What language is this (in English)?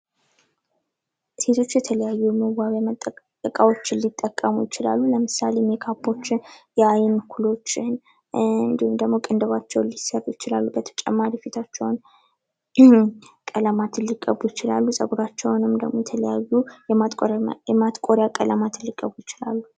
Amharic